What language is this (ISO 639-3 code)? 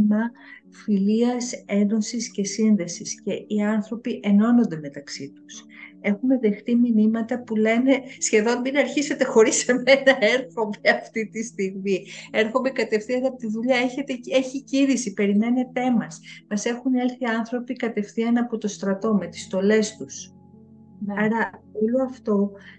ell